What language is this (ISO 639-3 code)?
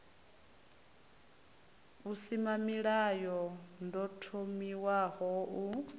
ven